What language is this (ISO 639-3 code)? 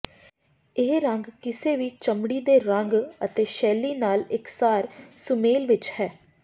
pan